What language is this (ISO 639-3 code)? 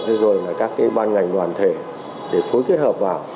vie